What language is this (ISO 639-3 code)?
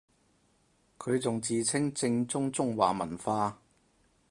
yue